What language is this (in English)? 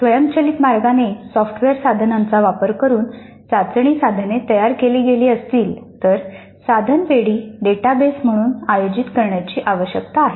Marathi